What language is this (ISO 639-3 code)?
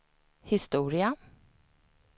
swe